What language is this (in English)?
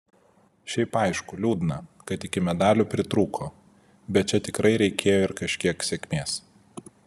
Lithuanian